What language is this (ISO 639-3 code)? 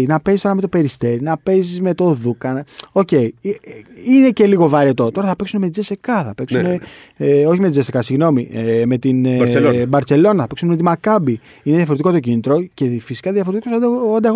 ell